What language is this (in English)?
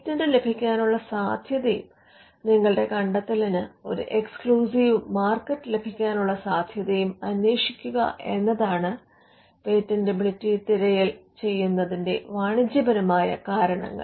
Malayalam